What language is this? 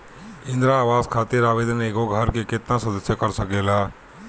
Bhojpuri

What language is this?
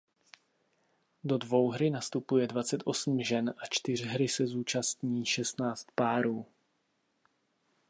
Czech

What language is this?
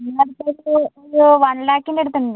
Malayalam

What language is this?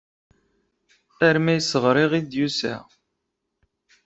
Kabyle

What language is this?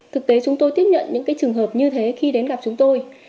Vietnamese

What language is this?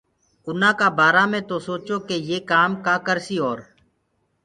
Gurgula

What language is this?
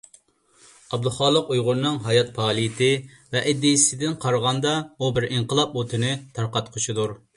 Uyghur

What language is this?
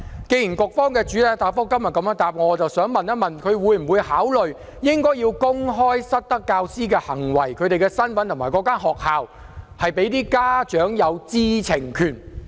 Cantonese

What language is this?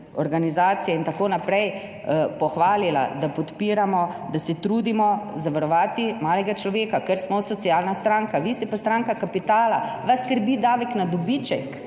Slovenian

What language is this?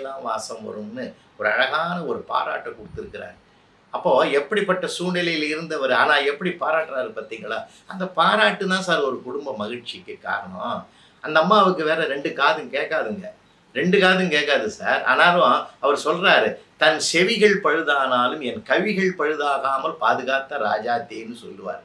Tamil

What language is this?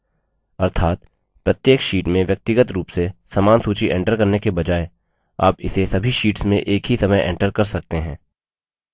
Hindi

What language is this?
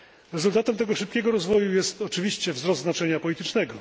Polish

